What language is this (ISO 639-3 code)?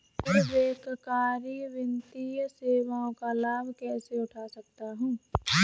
hin